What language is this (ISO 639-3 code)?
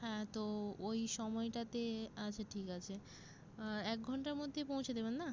ben